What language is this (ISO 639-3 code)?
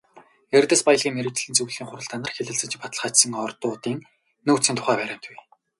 mon